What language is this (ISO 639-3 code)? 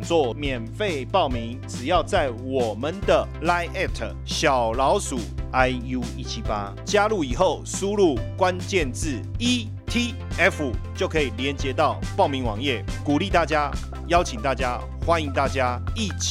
zho